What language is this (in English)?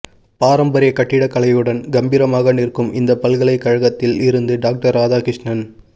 Tamil